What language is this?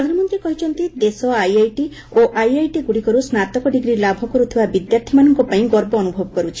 Odia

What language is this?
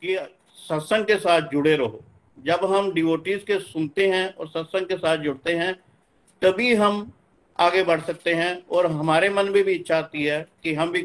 Hindi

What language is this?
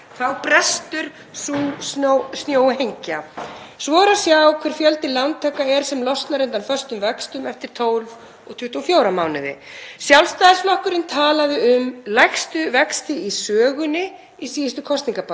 Icelandic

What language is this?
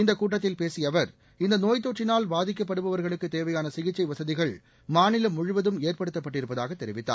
Tamil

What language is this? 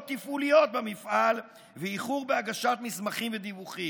Hebrew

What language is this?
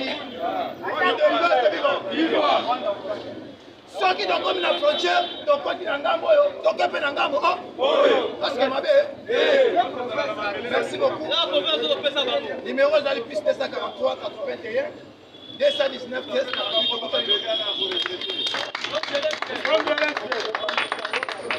French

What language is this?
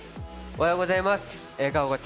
Japanese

